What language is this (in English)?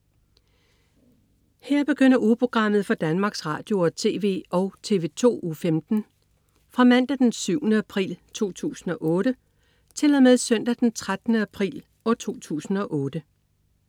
Danish